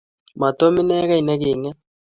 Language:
Kalenjin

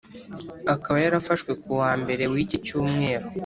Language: Kinyarwanda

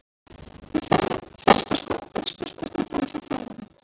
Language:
Icelandic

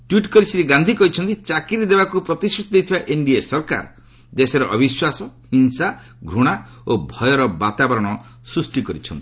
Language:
Odia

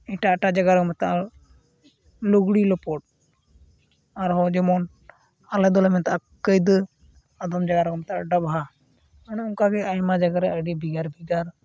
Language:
Santali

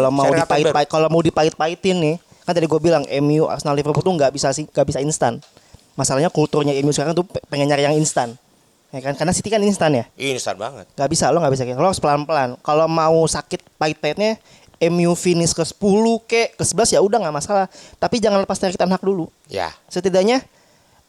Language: Indonesian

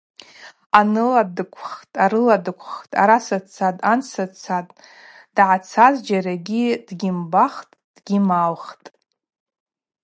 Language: Abaza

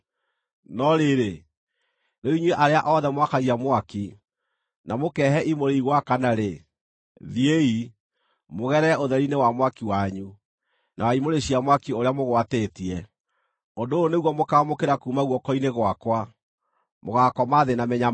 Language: Kikuyu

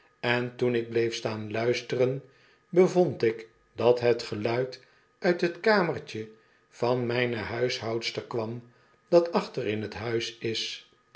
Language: Dutch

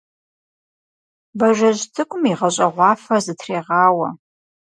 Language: Kabardian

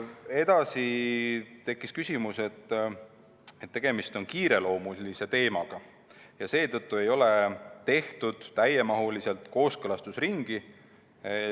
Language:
Estonian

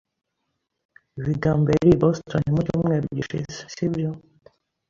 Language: Kinyarwanda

